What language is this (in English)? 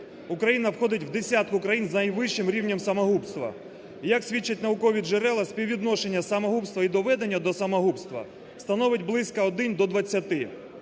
Ukrainian